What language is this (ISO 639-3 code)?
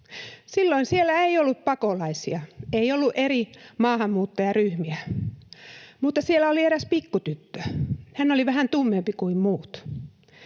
fin